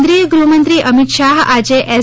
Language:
Gujarati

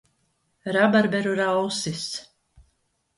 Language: Latvian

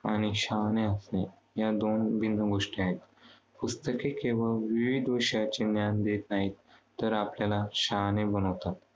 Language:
Marathi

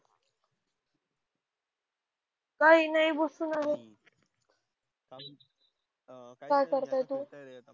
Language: Marathi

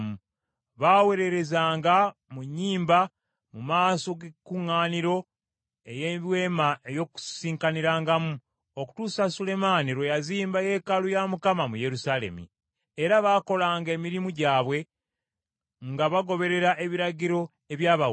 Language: Ganda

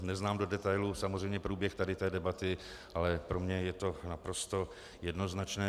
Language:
Czech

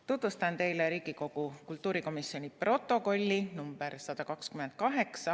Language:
Estonian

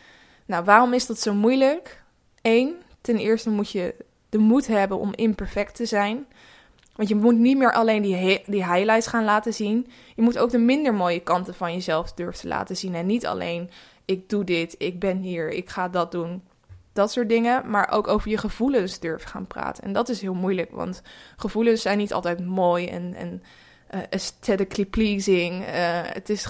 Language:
Dutch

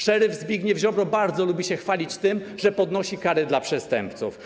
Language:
Polish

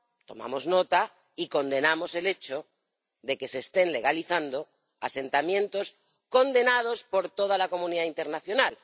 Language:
Spanish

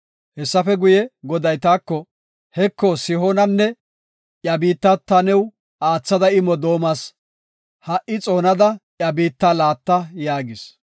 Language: Gofa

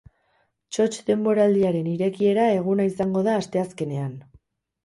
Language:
Basque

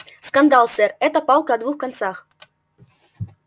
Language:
Russian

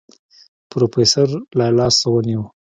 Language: Pashto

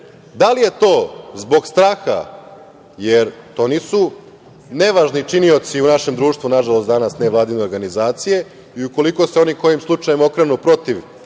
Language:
Serbian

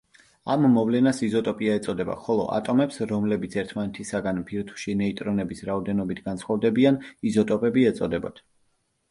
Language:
Georgian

